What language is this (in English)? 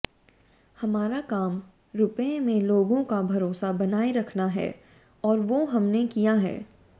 Hindi